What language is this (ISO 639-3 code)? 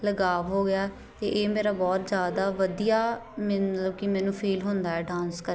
pan